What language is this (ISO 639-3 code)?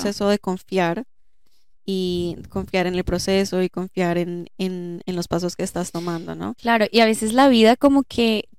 spa